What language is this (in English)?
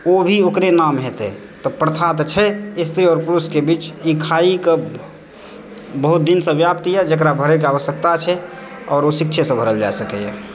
Maithili